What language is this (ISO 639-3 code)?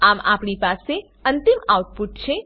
guj